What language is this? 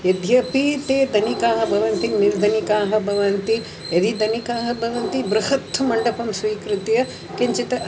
Sanskrit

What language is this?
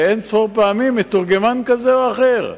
Hebrew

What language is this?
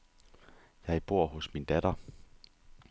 Danish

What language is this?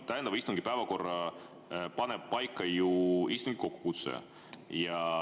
Estonian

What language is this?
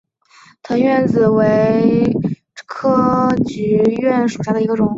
Chinese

